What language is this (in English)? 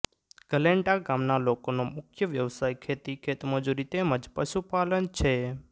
Gujarati